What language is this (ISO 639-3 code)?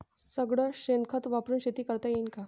mar